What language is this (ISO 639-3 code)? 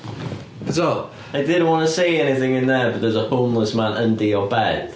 cym